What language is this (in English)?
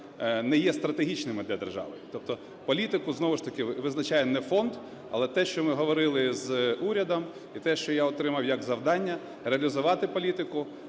Ukrainian